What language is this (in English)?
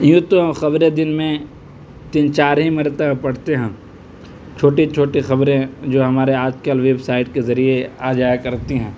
Urdu